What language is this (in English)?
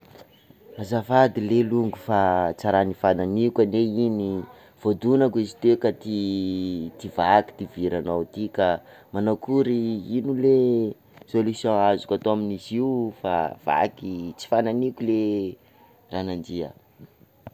Sakalava Malagasy